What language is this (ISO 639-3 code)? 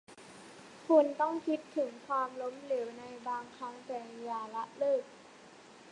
tha